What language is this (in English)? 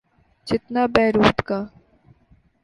Urdu